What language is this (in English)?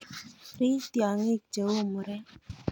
Kalenjin